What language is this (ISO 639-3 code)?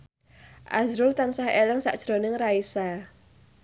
jav